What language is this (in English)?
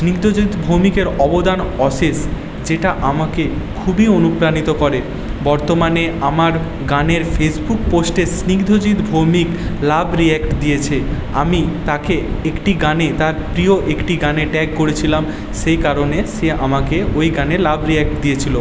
Bangla